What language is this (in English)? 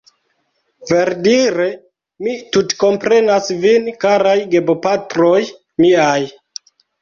Esperanto